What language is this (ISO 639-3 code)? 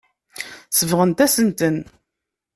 kab